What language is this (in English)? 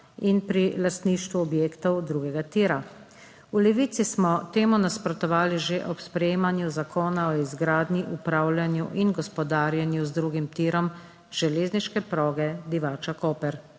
Slovenian